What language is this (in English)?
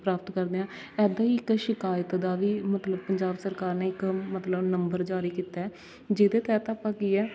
Punjabi